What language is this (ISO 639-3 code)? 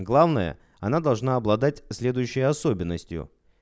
rus